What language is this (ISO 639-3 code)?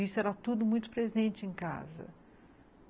por